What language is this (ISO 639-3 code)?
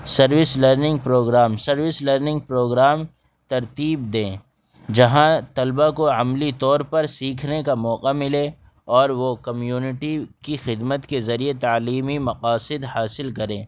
urd